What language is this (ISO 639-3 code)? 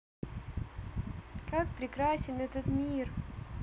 rus